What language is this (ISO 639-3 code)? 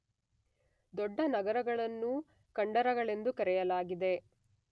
kan